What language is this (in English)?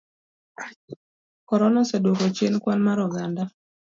Luo (Kenya and Tanzania)